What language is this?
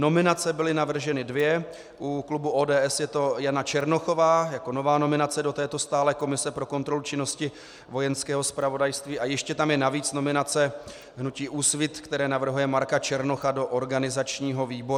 Czech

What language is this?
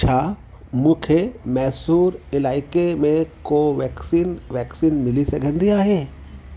Sindhi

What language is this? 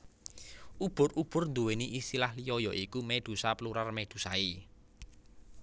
Javanese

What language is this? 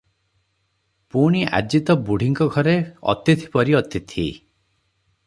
Odia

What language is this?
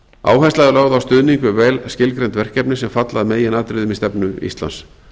Icelandic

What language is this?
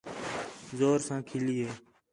Khetrani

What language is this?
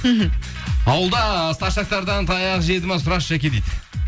Kazakh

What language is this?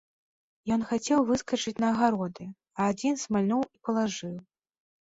Belarusian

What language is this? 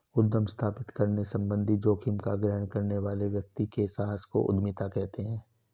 Hindi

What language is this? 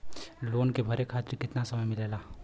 Bhojpuri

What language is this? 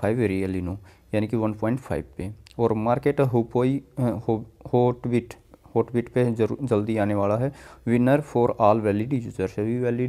Hindi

